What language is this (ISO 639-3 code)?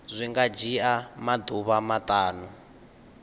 ven